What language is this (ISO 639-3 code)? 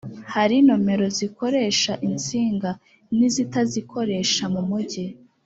kin